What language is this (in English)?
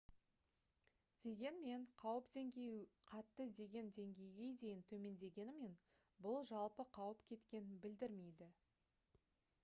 Kazakh